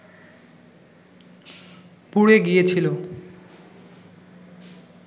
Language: Bangla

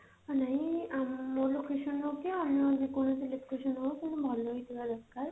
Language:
Odia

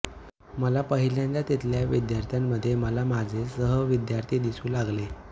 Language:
Marathi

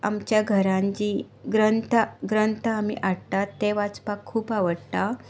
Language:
Konkani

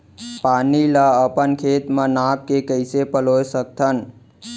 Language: Chhattisgarhi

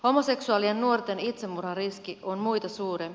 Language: Finnish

